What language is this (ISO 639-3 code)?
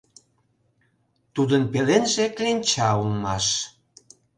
chm